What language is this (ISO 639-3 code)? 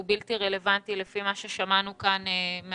heb